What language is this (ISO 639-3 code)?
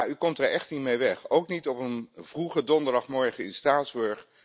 nld